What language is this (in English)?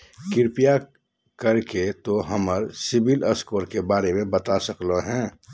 Magahi